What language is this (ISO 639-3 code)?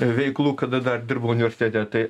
lit